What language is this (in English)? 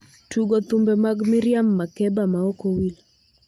Luo (Kenya and Tanzania)